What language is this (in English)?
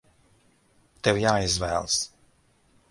Latvian